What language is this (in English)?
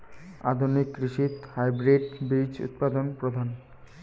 Bangla